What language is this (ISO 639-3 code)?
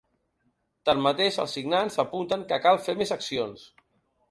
cat